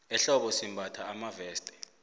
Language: South Ndebele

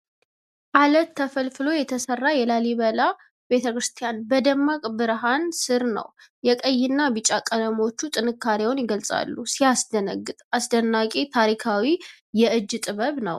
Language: Amharic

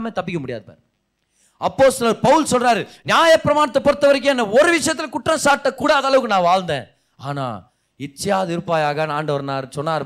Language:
Tamil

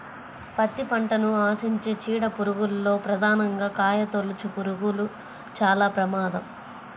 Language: Telugu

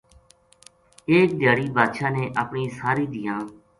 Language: Gujari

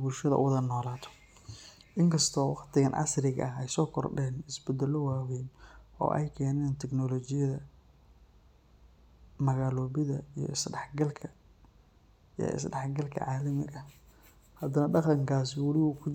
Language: Somali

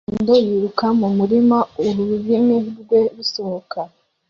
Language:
Kinyarwanda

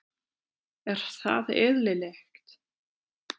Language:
Icelandic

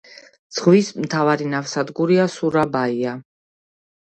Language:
Georgian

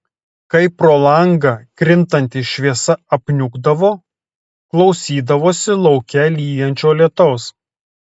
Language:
Lithuanian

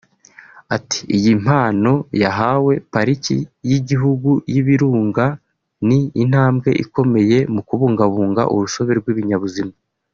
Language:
Kinyarwanda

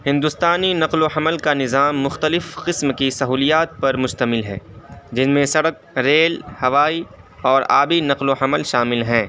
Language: Urdu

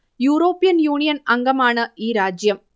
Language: Malayalam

